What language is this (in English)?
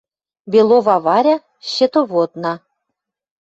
Western Mari